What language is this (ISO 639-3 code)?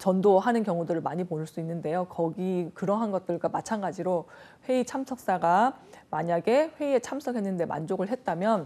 kor